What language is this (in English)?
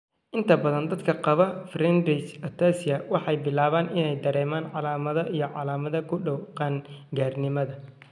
Somali